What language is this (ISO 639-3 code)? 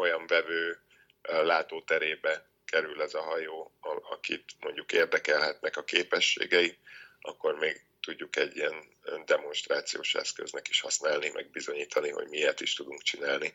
hun